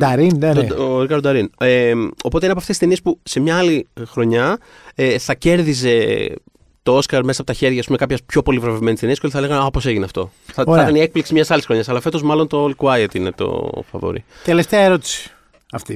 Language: Greek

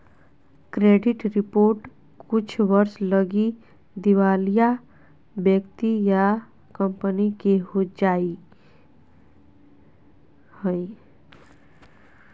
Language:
Magahi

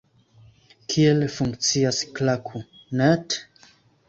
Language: Esperanto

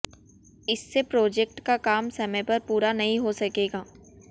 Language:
Hindi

